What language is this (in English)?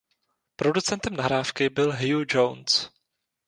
Czech